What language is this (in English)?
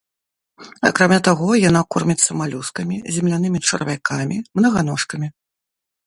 Belarusian